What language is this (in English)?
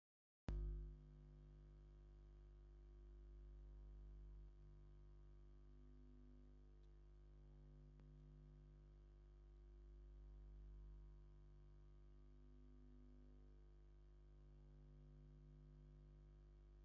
Tigrinya